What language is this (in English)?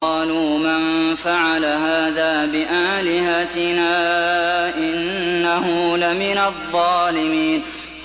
Arabic